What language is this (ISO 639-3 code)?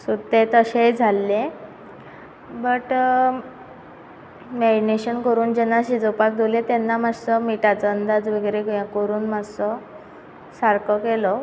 kok